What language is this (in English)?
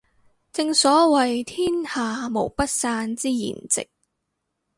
Cantonese